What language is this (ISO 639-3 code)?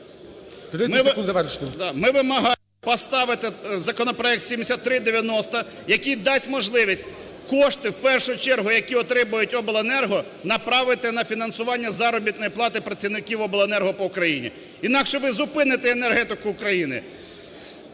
ukr